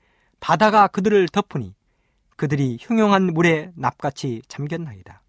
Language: Korean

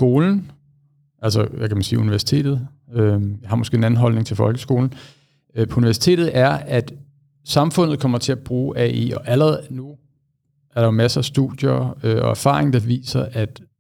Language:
Danish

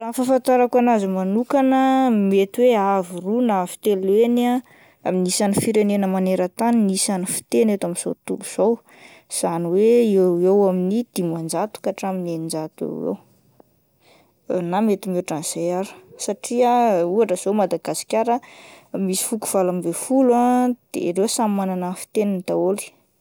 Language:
Malagasy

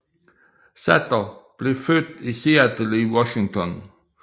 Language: Danish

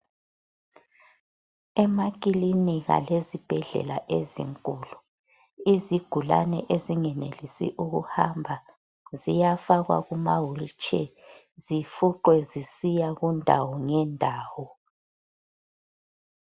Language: North Ndebele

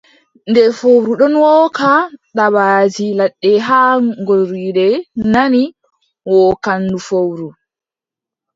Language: Adamawa Fulfulde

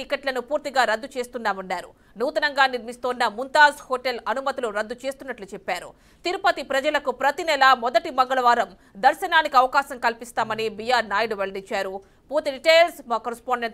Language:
Telugu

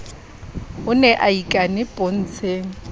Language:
Southern Sotho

